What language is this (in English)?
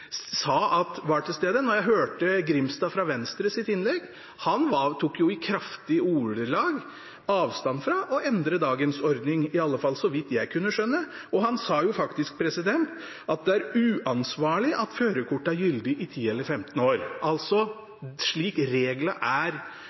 Norwegian Bokmål